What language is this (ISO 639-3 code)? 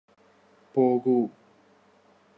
mal